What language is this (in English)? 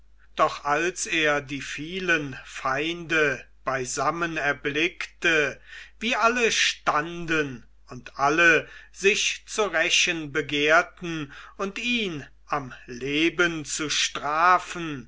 German